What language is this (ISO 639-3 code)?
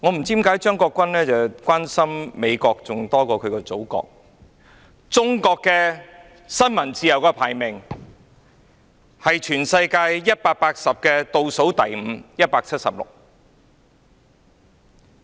yue